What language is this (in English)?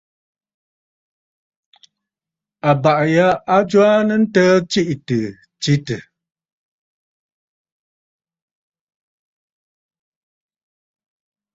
Bafut